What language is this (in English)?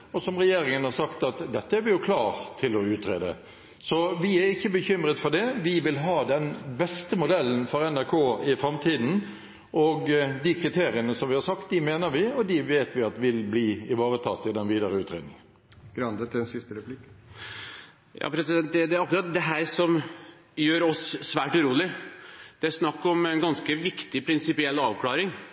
Norwegian Bokmål